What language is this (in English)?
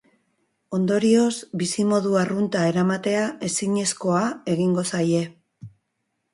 Basque